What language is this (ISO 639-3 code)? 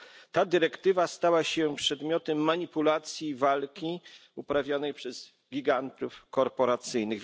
pol